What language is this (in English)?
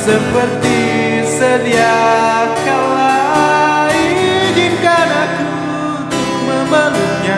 Indonesian